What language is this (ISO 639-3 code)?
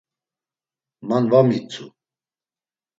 lzz